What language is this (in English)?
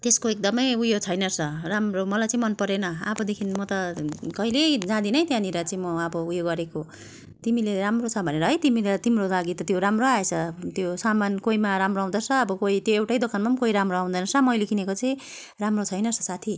Nepali